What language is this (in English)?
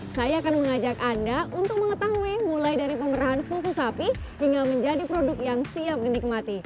Indonesian